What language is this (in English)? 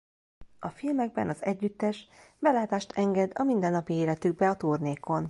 Hungarian